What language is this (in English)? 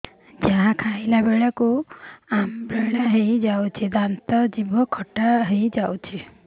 Odia